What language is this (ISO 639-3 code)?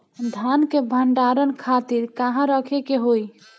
bho